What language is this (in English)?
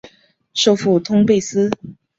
Chinese